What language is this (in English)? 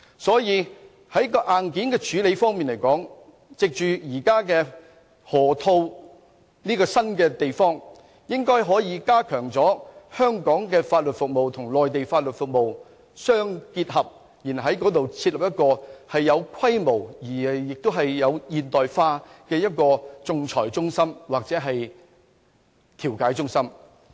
Cantonese